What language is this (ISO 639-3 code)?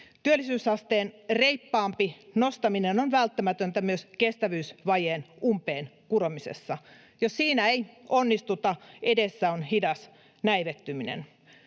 fin